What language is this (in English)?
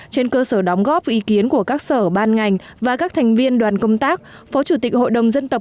Vietnamese